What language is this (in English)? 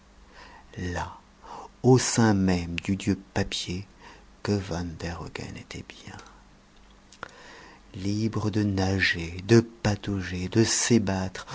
French